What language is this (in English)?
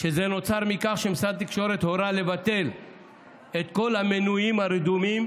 Hebrew